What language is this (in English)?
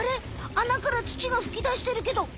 Japanese